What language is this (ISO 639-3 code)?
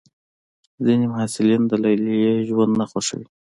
pus